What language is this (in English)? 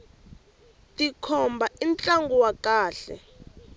Tsonga